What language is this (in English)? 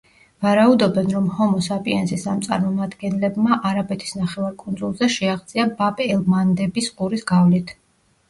Georgian